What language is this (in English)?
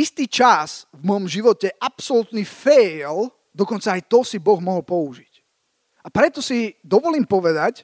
Slovak